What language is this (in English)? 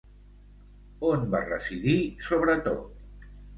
Catalan